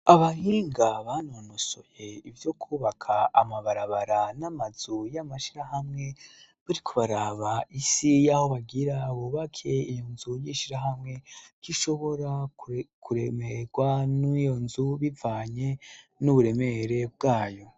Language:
Rundi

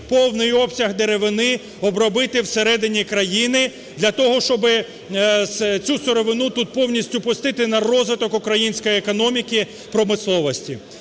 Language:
Ukrainian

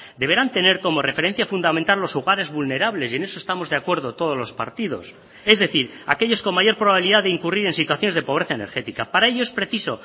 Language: Spanish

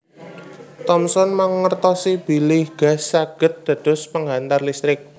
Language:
Javanese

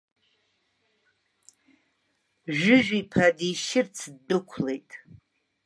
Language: Abkhazian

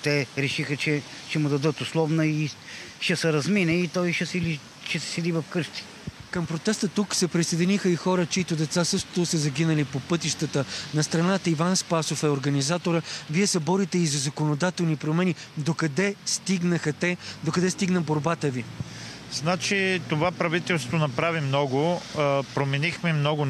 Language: Bulgarian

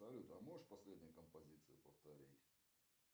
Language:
Russian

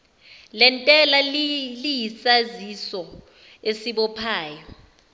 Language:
Zulu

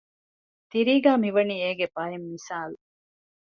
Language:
Divehi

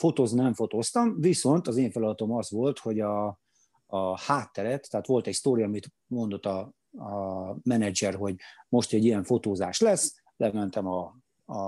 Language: Hungarian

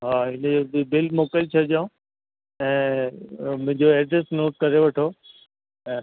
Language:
Sindhi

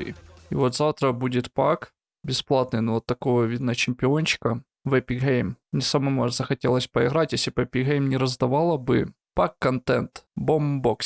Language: Russian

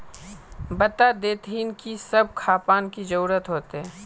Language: Magahi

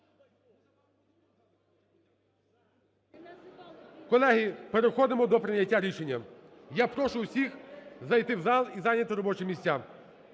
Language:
Ukrainian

